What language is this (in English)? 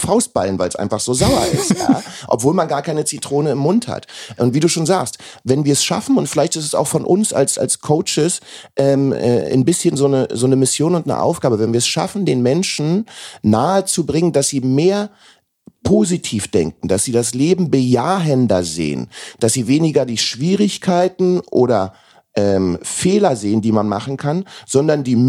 German